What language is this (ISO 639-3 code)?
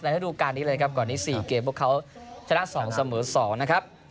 tha